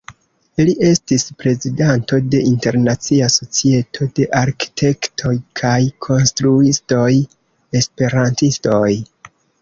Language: Esperanto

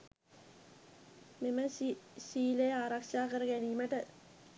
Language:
Sinhala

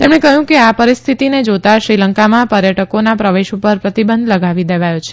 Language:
Gujarati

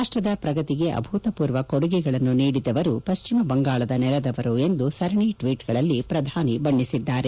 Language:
Kannada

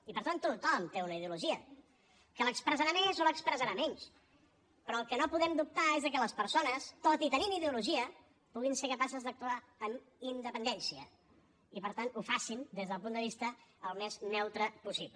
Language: Catalan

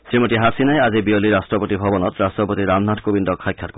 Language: Assamese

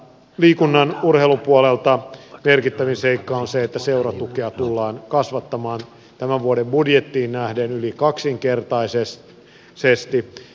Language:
Finnish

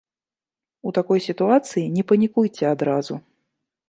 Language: Belarusian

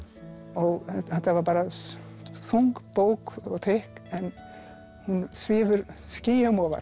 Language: Icelandic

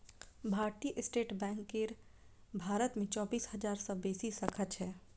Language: Maithili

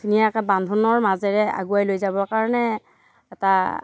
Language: Assamese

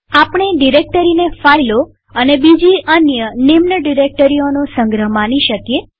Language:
Gujarati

